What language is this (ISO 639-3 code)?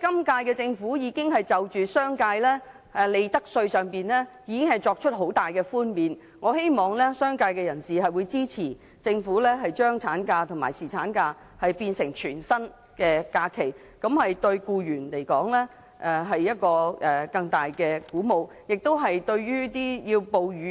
yue